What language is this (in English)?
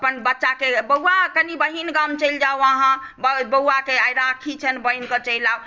Maithili